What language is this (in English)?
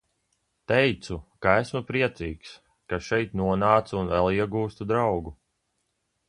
Latvian